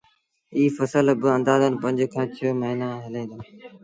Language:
Sindhi Bhil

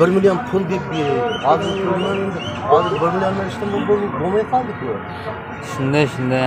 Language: Turkish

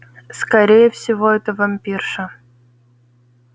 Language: Russian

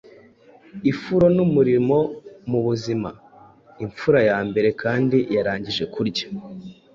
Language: Kinyarwanda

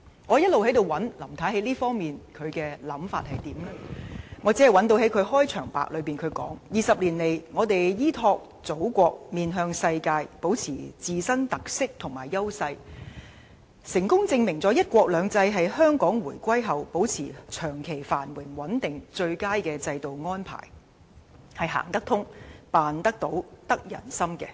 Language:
Cantonese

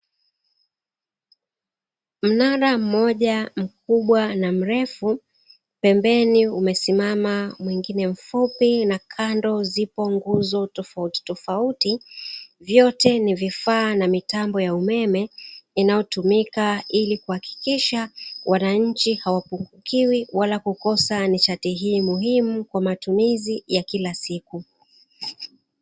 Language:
Swahili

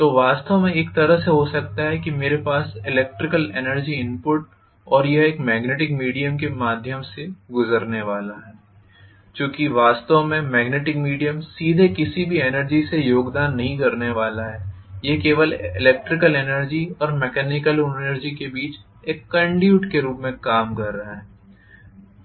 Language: Hindi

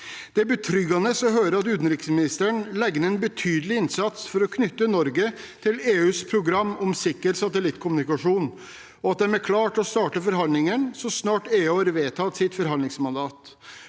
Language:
Norwegian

